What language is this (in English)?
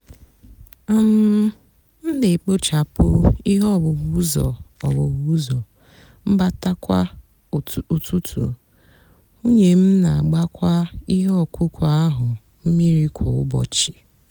Igbo